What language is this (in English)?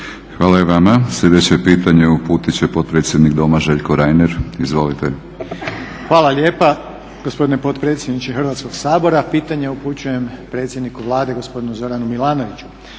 Croatian